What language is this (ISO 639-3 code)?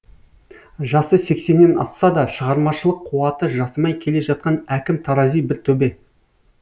kaz